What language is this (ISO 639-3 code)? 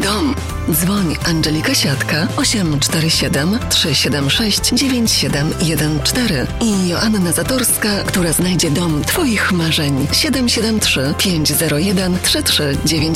pol